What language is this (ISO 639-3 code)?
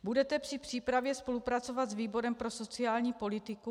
ces